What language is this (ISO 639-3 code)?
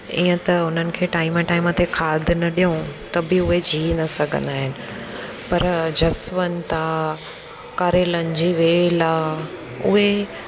snd